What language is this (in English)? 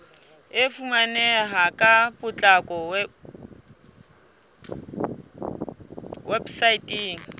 Southern Sotho